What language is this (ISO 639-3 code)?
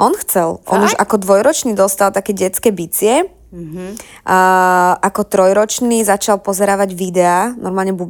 slk